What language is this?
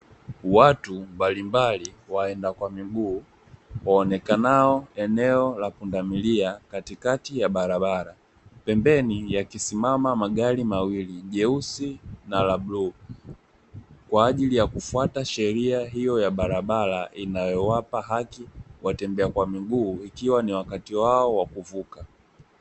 Swahili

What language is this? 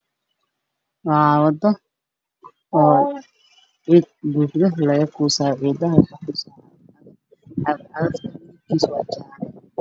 Somali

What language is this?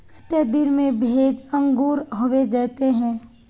Magahi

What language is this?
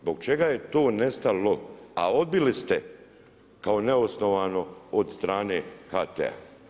Croatian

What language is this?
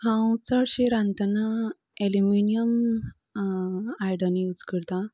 Konkani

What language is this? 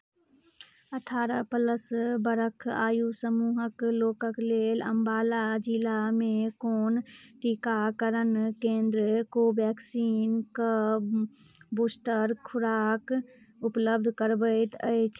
Maithili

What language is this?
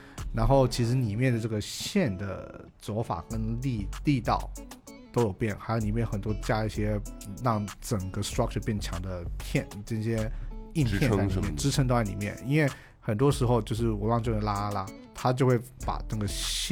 Chinese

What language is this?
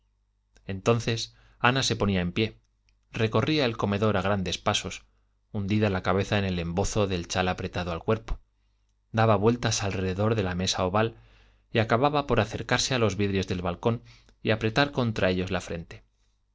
Spanish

